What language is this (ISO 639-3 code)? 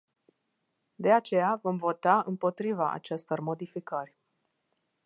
ron